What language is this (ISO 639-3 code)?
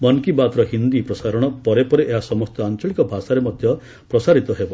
ori